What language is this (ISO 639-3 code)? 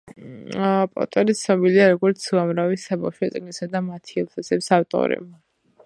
kat